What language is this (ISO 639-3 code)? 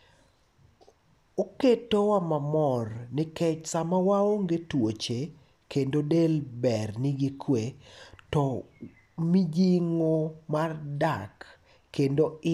luo